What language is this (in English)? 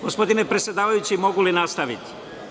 Serbian